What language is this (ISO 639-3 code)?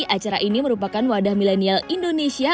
ind